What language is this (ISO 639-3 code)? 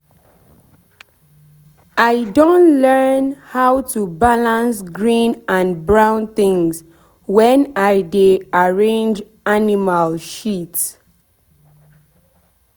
pcm